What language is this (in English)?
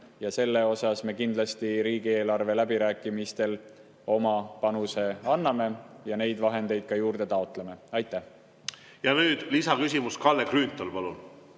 Estonian